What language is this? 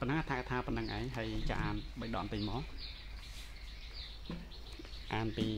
Thai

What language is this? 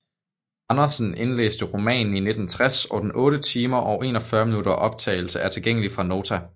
Danish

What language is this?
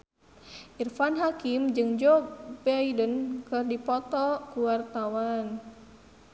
Sundanese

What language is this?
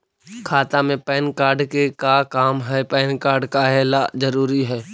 Magahi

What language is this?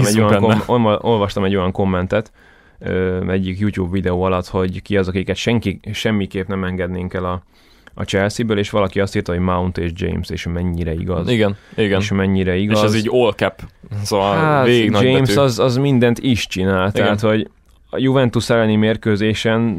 Hungarian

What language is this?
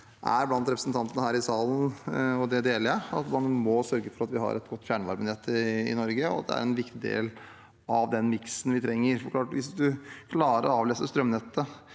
Norwegian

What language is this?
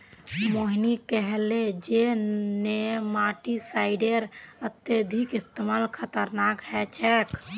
Magahi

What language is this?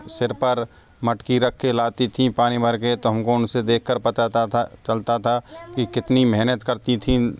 Hindi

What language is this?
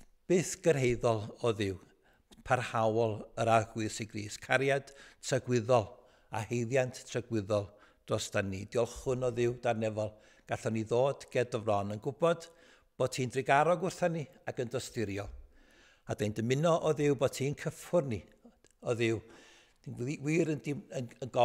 Dutch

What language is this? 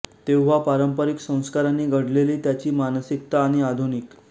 Marathi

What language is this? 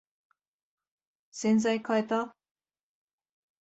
Japanese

